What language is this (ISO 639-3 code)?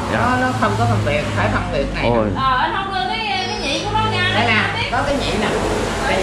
vie